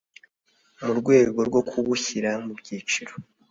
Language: Kinyarwanda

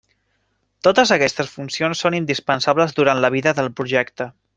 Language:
Catalan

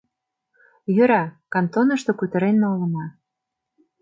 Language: Mari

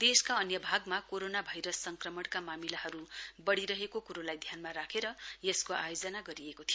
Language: Nepali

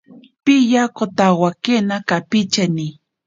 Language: Ashéninka Perené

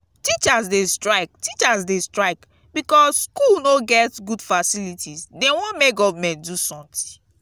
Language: Nigerian Pidgin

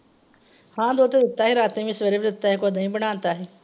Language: Punjabi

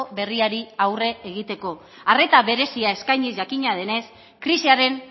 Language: Basque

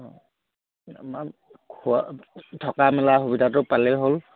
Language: Assamese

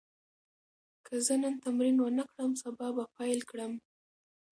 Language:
Pashto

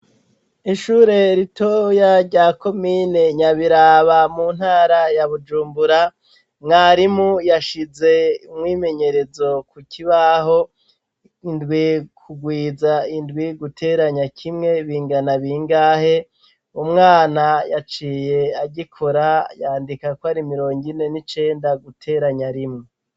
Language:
Rundi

